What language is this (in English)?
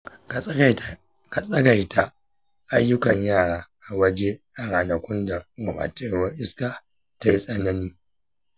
Hausa